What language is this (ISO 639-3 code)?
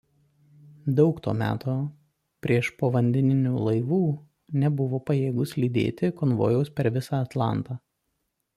lit